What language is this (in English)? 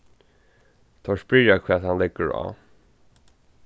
Faroese